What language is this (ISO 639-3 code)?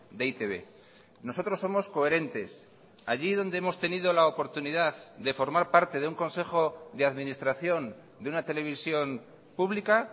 spa